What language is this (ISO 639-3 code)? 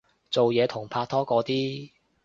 yue